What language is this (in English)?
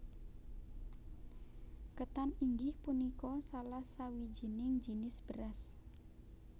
Javanese